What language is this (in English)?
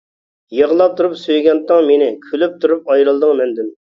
Uyghur